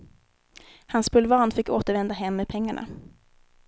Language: Swedish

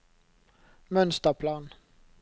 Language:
Norwegian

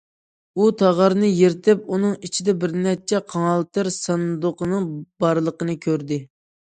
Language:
Uyghur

